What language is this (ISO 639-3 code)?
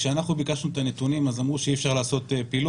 heb